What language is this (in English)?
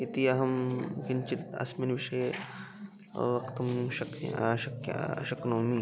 Sanskrit